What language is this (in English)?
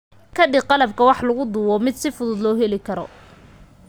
Somali